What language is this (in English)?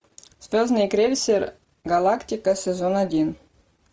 Russian